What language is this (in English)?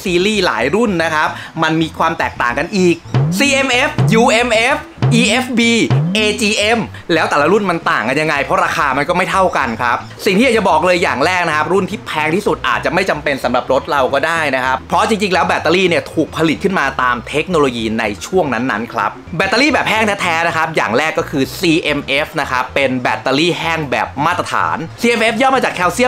Thai